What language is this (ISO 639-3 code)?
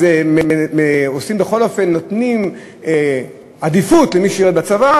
heb